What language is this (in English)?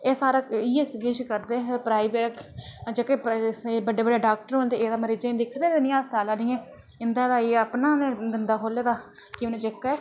Dogri